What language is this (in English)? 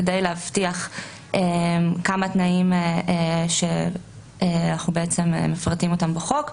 Hebrew